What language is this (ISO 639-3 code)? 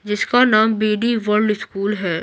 hin